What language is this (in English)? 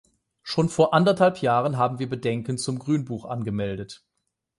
German